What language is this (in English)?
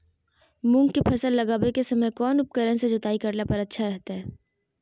Magahi